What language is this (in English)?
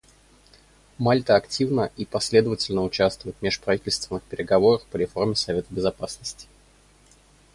Russian